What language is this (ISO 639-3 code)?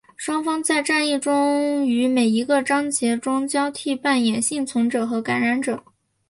zho